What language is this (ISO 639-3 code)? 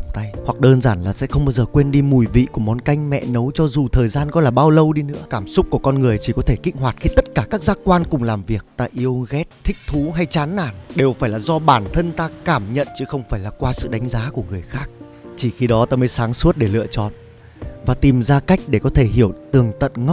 vie